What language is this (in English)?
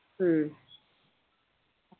Malayalam